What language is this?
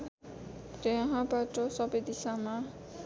Nepali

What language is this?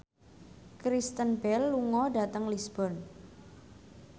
Javanese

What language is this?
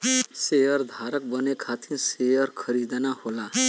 Bhojpuri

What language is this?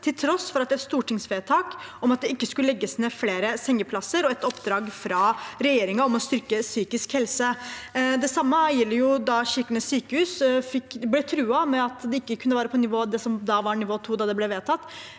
Norwegian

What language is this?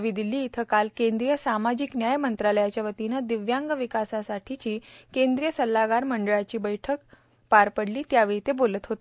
Marathi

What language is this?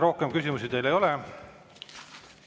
Estonian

